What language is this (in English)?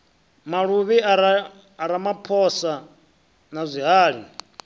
Venda